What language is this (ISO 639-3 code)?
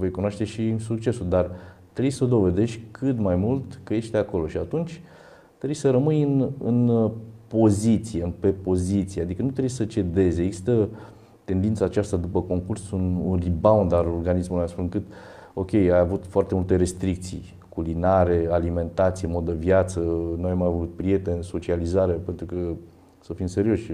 ron